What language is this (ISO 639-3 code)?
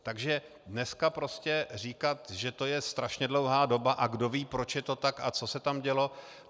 ces